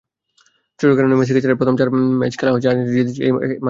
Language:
Bangla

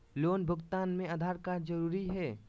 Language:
Magahi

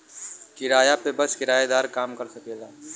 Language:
Bhojpuri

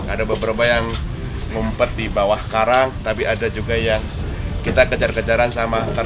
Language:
Indonesian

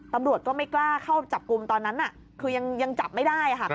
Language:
Thai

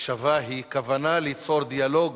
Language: Hebrew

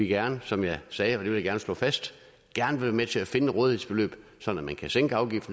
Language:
Danish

